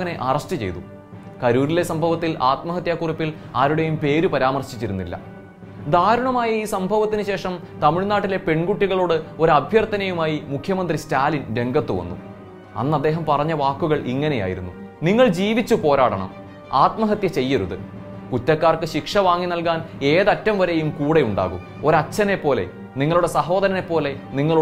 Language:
Malayalam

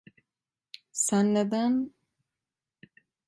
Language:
Turkish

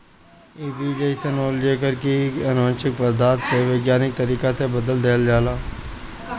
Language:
Bhojpuri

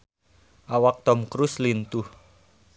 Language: Sundanese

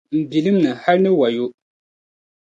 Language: Dagbani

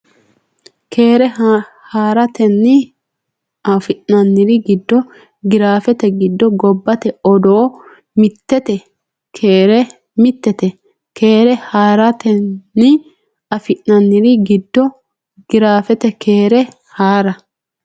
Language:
Sidamo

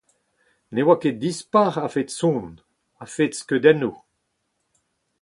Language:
Breton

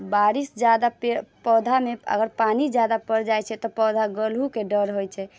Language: Maithili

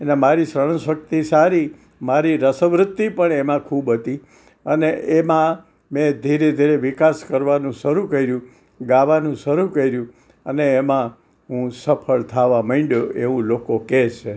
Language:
Gujarati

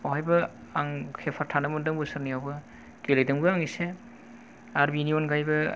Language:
Bodo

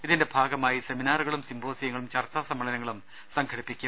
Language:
Malayalam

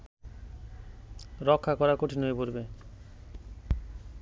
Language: Bangla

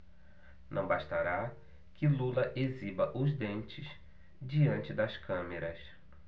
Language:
Portuguese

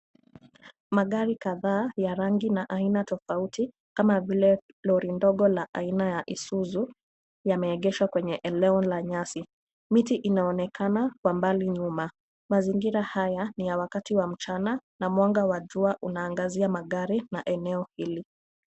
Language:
Swahili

